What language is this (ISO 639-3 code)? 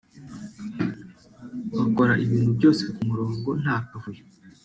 kin